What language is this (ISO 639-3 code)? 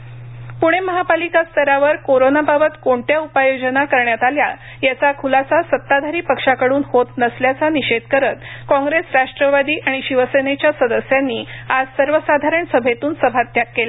mar